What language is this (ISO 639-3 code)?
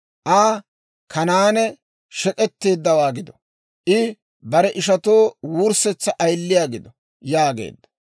dwr